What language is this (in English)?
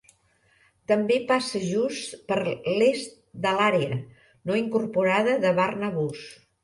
Catalan